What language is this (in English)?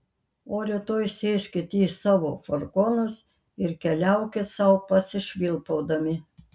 Lithuanian